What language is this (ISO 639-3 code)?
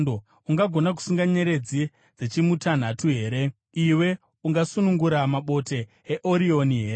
sna